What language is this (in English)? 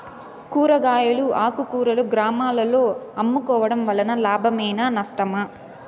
Telugu